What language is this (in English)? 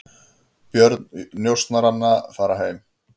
Icelandic